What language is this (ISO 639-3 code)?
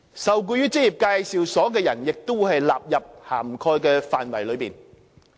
yue